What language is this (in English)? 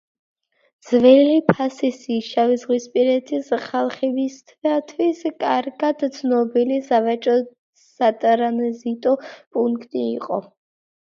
Georgian